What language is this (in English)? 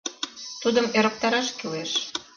Mari